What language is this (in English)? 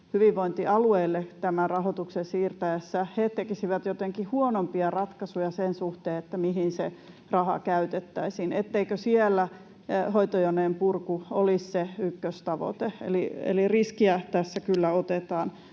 Finnish